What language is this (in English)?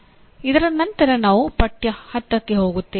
Kannada